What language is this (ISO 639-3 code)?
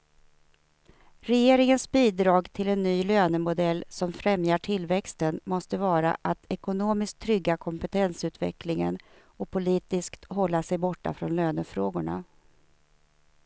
swe